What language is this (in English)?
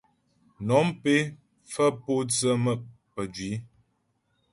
Ghomala